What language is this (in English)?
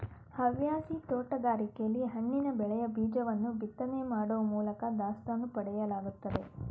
Kannada